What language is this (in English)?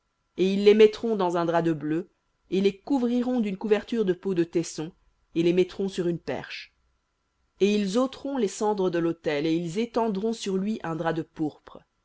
French